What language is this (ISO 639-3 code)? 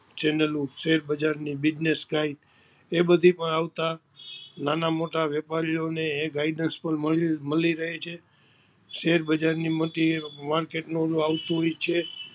guj